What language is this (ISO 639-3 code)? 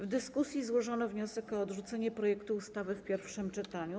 pol